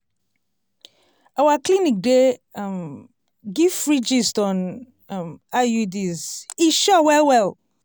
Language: Nigerian Pidgin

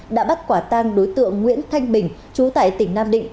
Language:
Vietnamese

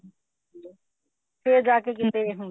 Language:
Punjabi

